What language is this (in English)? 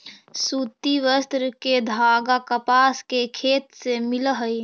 Magahi